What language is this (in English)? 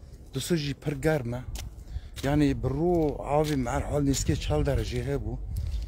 Turkish